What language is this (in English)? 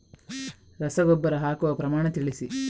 Kannada